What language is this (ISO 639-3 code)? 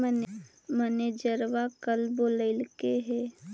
mag